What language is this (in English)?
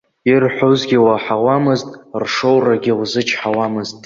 Abkhazian